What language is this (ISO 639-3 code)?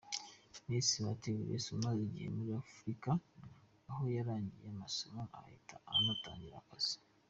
kin